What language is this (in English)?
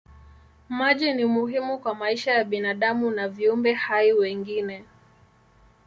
Swahili